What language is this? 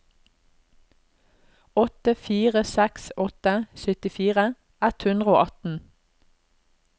Norwegian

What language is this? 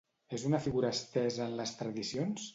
Catalan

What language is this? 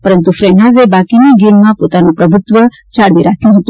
Gujarati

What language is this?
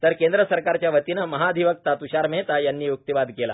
Marathi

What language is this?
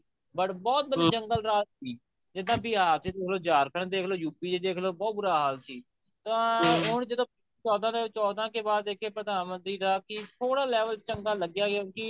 Punjabi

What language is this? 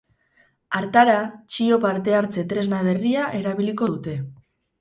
Basque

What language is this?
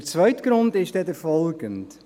Swiss German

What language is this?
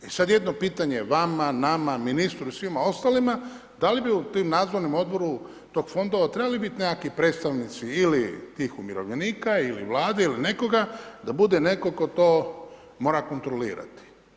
Croatian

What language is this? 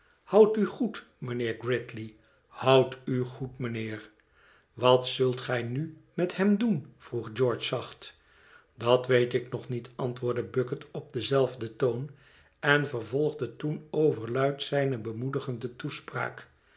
Dutch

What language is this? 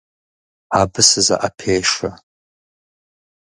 Kabardian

